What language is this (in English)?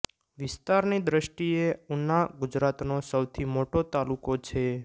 Gujarati